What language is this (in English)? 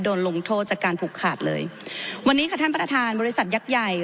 Thai